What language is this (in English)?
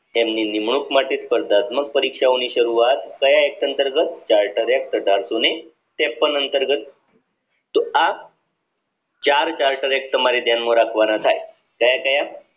Gujarati